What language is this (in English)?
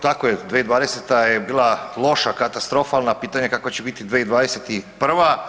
Croatian